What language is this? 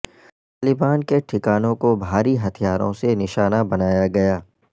Urdu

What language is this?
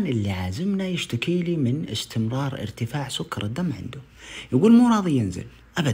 Arabic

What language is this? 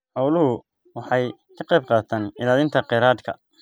Somali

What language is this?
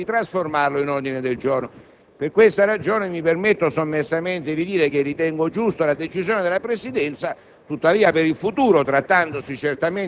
Italian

